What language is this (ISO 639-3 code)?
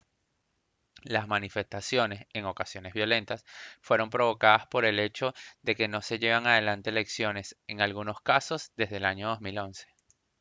spa